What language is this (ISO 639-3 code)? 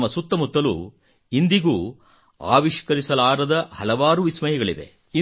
kan